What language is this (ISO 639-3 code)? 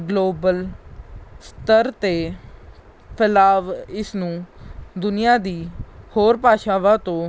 pan